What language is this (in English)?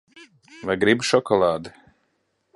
Latvian